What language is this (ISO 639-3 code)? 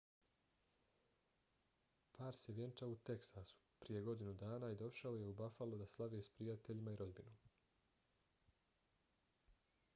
bos